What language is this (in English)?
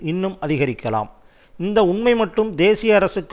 Tamil